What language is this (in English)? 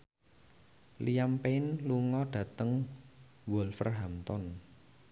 Javanese